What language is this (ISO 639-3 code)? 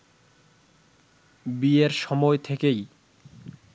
ben